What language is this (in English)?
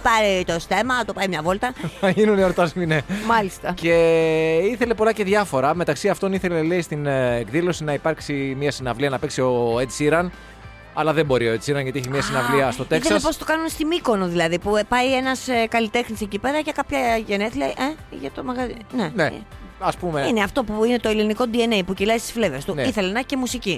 Greek